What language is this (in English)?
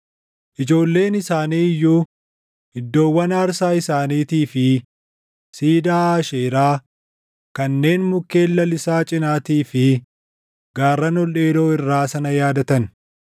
Oromo